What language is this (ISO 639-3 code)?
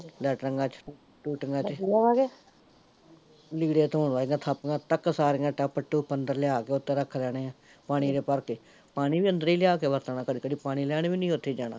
pan